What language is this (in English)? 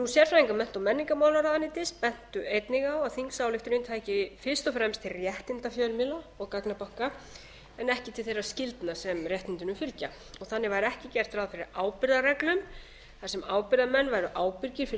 Icelandic